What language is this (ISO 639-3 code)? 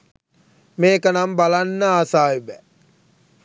sin